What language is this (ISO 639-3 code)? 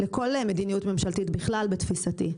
heb